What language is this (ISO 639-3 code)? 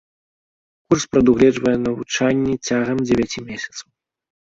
bel